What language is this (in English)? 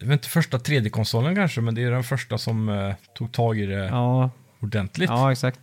Swedish